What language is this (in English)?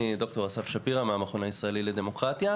Hebrew